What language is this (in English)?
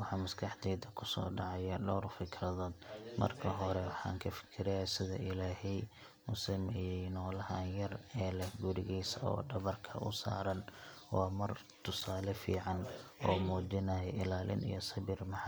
Somali